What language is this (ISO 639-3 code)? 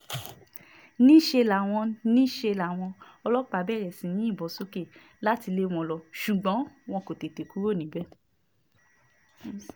yor